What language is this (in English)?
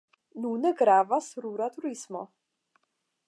Esperanto